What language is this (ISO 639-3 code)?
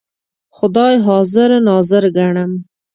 pus